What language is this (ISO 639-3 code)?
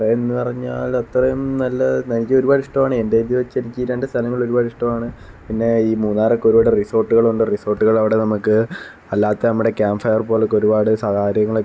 mal